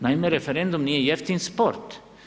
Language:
Croatian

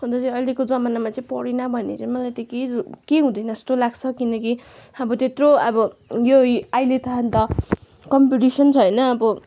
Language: Nepali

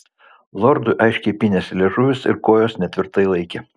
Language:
Lithuanian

